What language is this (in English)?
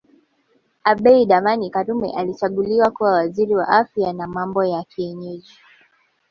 Swahili